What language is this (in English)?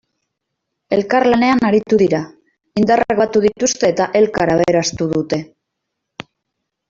Basque